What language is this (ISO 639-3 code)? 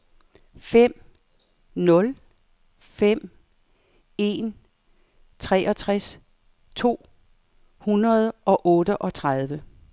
dan